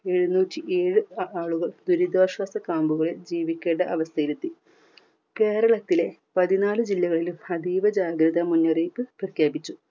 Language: Malayalam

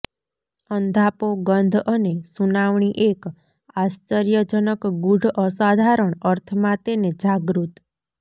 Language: Gujarati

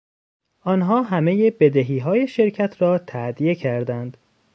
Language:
Persian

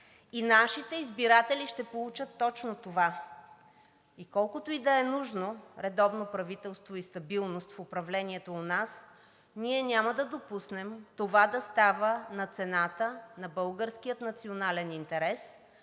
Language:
Bulgarian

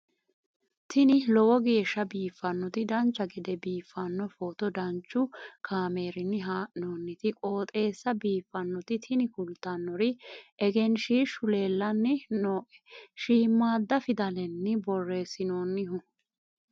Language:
Sidamo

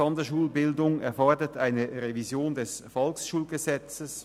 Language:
Swiss German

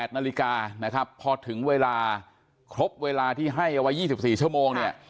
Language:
Thai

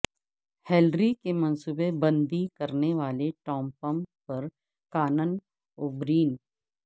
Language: Urdu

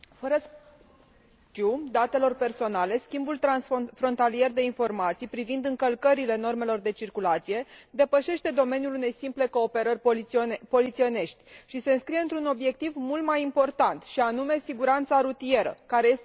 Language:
Romanian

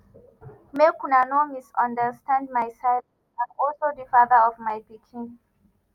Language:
Nigerian Pidgin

